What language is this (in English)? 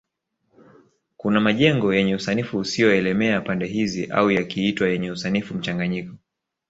Swahili